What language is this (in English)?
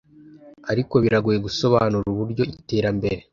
Kinyarwanda